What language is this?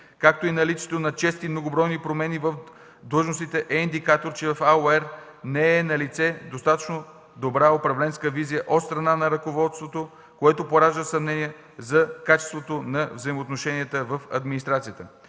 Bulgarian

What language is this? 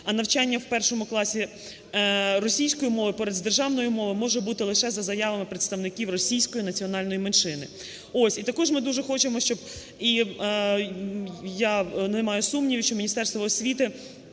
Ukrainian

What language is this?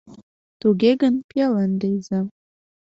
Mari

